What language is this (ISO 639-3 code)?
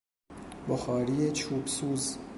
fas